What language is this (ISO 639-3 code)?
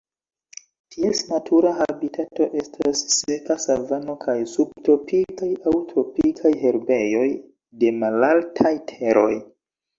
epo